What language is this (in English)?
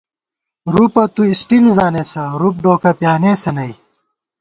Gawar-Bati